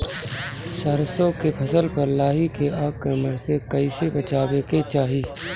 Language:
Bhojpuri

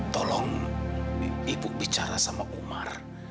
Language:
Indonesian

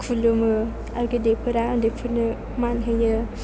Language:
Bodo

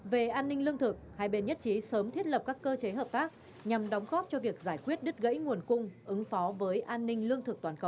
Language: Vietnamese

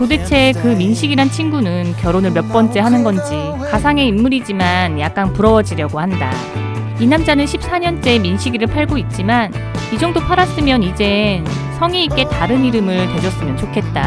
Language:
Korean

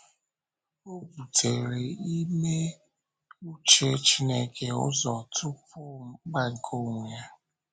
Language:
Igbo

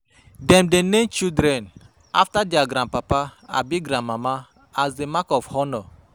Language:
Nigerian Pidgin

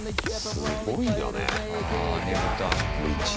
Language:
Japanese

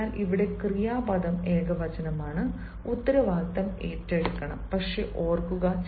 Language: Malayalam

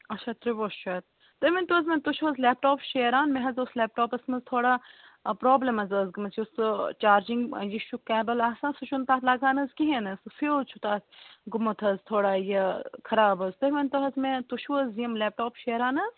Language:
Kashmiri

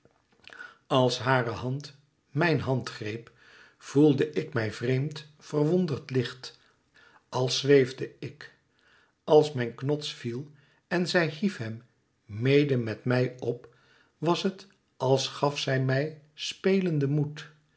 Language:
Dutch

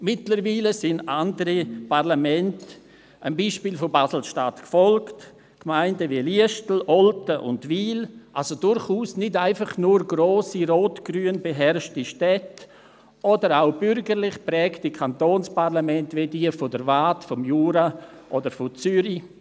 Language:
Swiss German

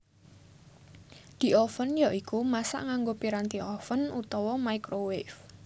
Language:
Javanese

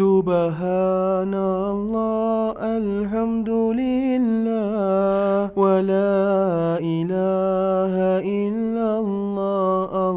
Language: Malay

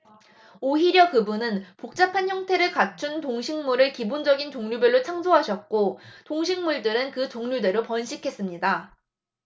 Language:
Korean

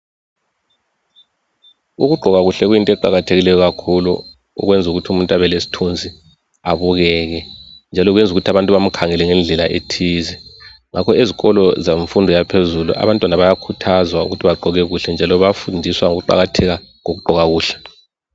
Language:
North Ndebele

